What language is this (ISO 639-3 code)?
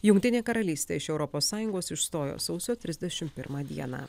lit